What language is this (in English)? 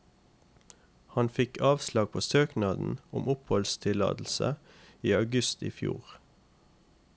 Norwegian